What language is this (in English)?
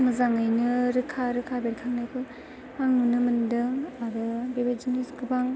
Bodo